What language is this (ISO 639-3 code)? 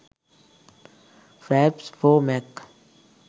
sin